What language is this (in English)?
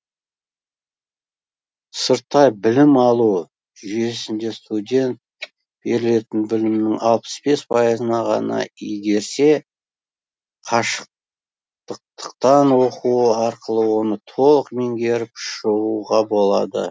Kazakh